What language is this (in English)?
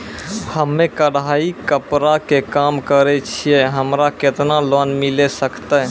Maithili